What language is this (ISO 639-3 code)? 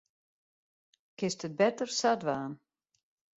fry